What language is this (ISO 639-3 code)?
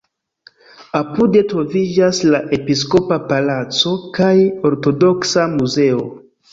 epo